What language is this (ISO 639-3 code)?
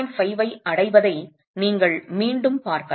tam